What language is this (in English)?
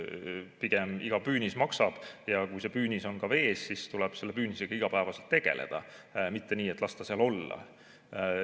Estonian